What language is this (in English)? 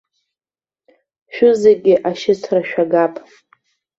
Abkhazian